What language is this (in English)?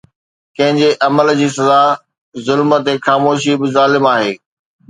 Sindhi